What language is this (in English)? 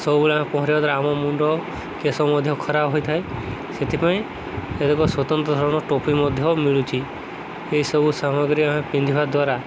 Odia